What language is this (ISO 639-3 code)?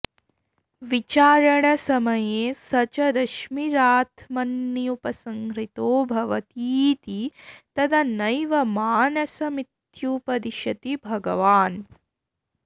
san